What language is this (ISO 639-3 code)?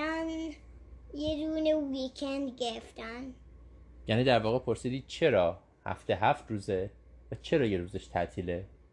fas